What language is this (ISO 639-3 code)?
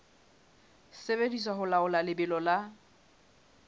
sot